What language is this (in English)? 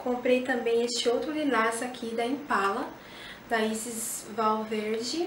Portuguese